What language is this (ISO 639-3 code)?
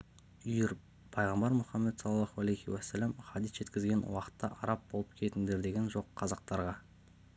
kaz